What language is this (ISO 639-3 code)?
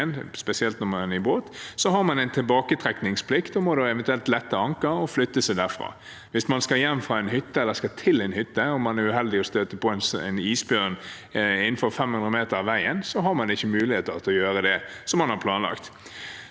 nor